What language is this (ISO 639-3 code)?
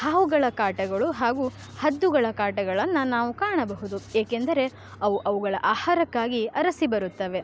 kan